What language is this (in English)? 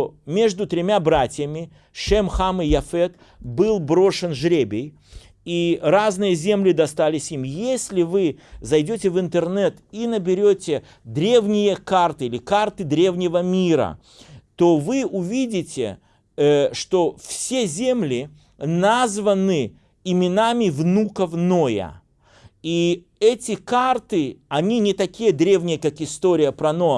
Russian